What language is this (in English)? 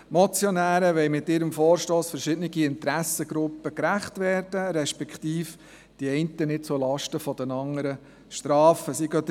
Swiss German